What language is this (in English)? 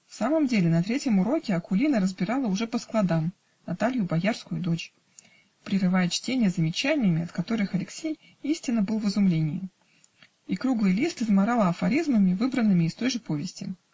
Russian